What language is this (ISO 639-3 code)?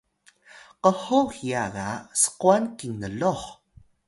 tay